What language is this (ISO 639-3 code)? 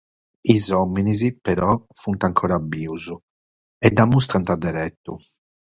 srd